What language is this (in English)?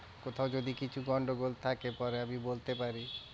Bangla